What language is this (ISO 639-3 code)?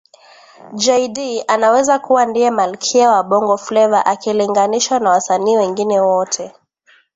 swa